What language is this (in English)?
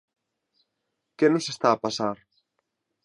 Galician